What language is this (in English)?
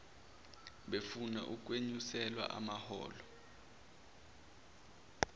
Zulu